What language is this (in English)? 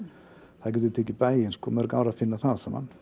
Icelandic